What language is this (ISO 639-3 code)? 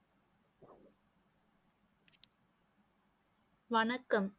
tam